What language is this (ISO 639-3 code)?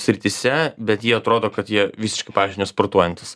lit